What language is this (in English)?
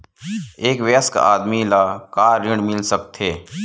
Chhattisgarhi